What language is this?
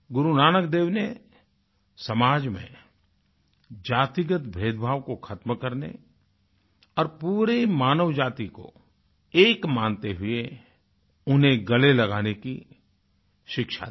Hindi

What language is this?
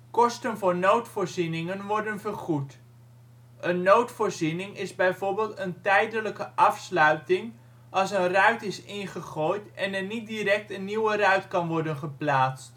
Dutch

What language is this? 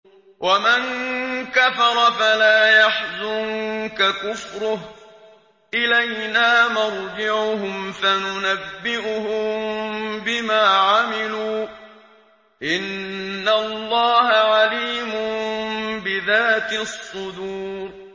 Arabic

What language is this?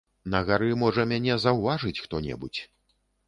Belarusian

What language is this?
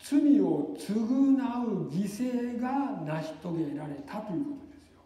Japanese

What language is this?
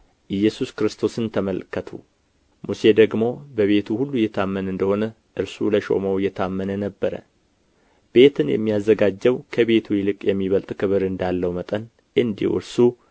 Amharic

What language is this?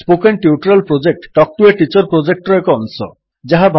Odia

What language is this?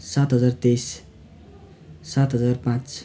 Nepali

